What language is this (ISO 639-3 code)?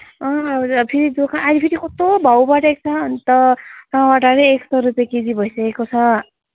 nep